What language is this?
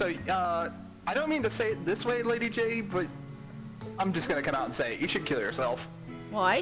English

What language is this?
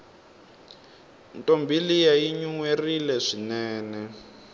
Tsonga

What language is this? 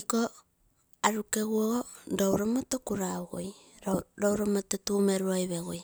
Terei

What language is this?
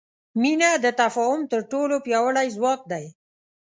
Pashto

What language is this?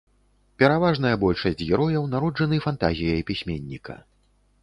Belarusian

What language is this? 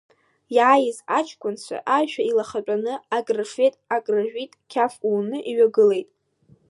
Abkhazian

